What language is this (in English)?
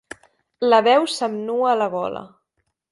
Catalan